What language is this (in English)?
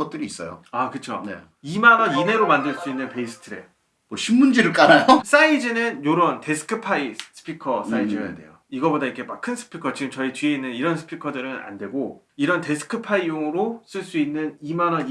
Korean